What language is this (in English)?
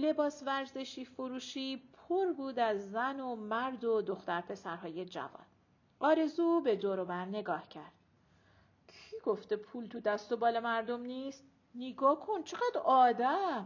Persian